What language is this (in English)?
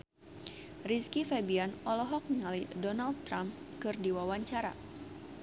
Sundanese